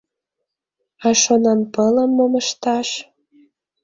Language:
Mari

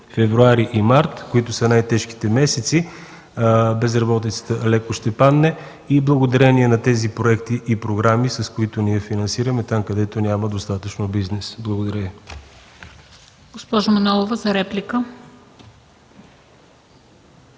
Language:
Bulgarian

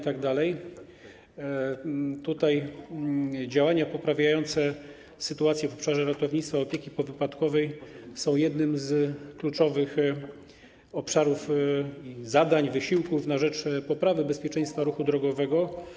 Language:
Polish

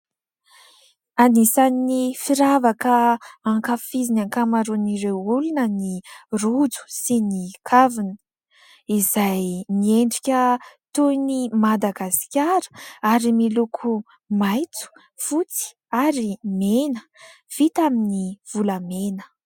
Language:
Malagasy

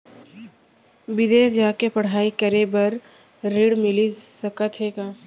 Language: Chhattisgarhi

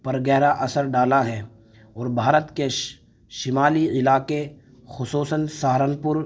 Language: Urdu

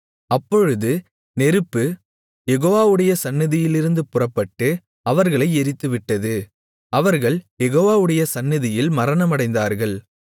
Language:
Tamil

